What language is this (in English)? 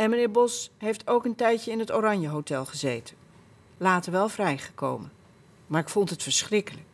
Dutch